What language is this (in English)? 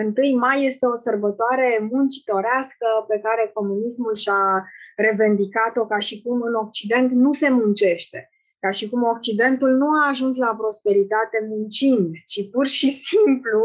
Romanian